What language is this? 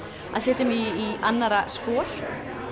Icelandic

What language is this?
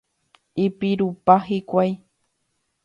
Guarani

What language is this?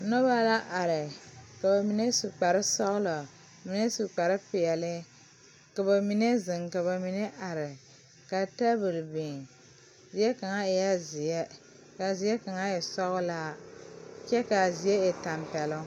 Southern Dagaare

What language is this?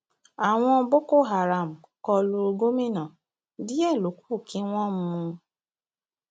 Yoruba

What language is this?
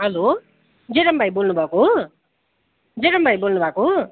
Nepali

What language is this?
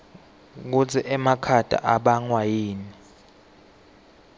Swati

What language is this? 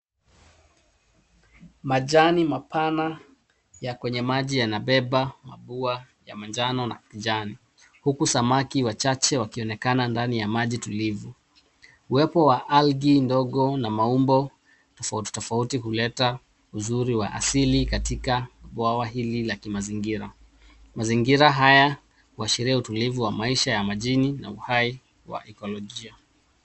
Swahili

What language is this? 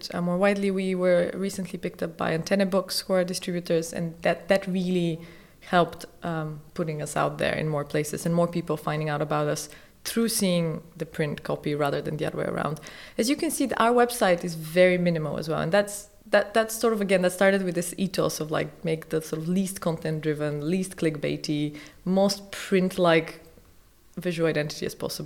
English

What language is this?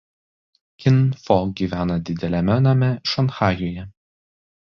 Lithuanian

